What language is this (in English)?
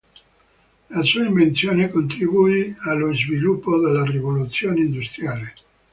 Italian